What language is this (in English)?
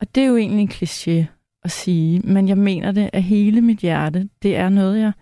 Danish